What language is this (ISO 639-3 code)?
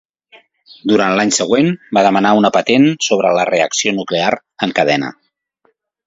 cat